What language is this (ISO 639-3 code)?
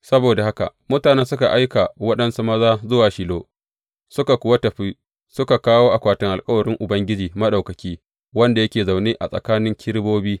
hau